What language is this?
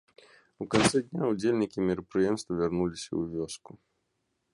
Belarusian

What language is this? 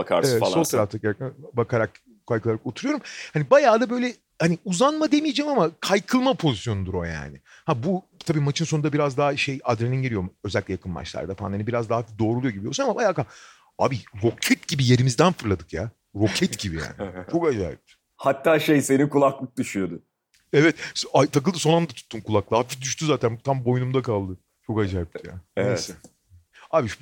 Turkish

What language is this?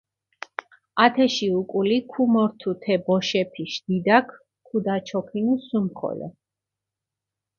Mingrelian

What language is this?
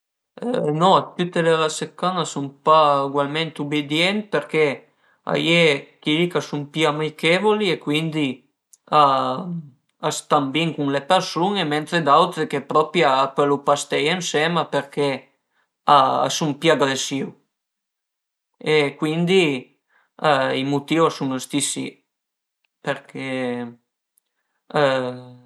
Piedmontese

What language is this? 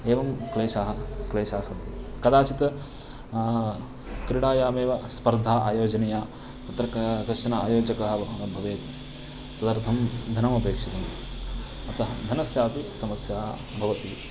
Sanskrit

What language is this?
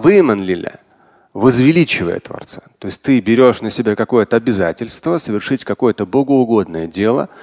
Russian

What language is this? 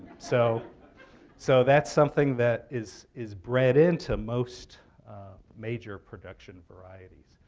English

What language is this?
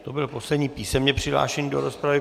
Czech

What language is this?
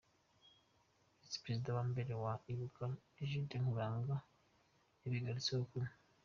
Kinyarwanda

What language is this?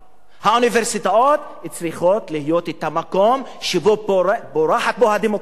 Hebrew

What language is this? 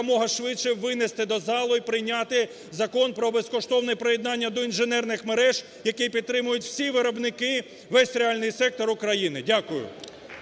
Ukrainian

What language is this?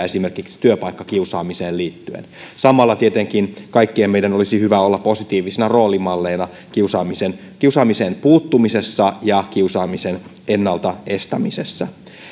Finnish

